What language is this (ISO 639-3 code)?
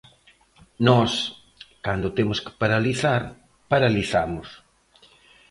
glg